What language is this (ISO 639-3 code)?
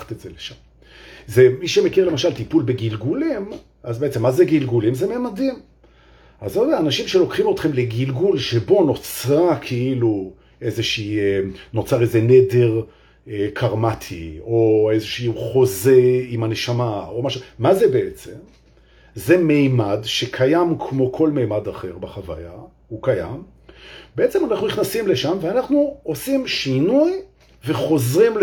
heb